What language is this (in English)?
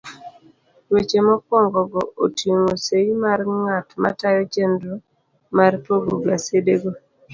Luo (Kenya and Tanzania)